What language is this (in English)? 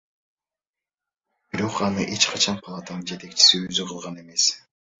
Kyrgyz